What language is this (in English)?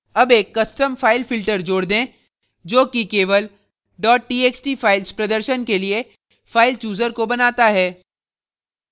Hindi